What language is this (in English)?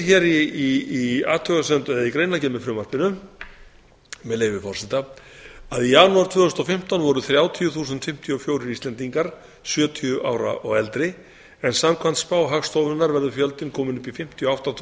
Icelandic